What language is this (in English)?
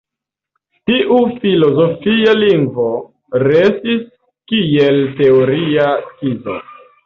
Esperanto